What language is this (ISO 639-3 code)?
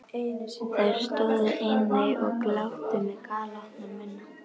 isl